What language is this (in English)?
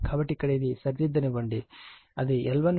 Telugu